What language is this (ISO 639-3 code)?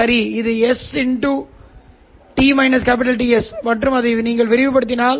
tam